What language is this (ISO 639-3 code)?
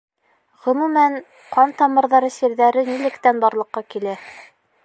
bak